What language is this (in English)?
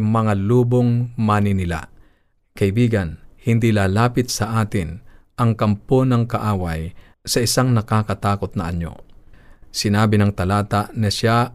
Filipino